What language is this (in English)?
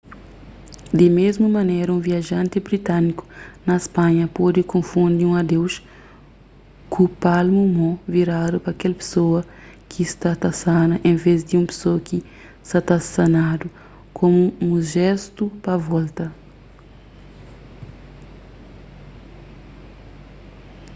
Kabuverdianu